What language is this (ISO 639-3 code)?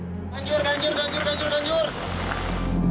ind